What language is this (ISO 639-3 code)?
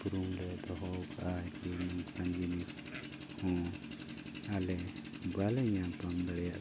sat